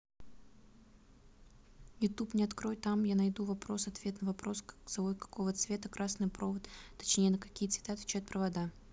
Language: Russian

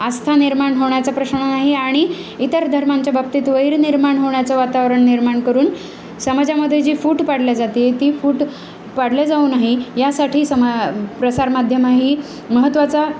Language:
Marathi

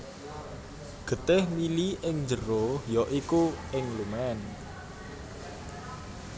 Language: Javanese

